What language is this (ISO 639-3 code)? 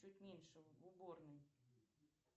rus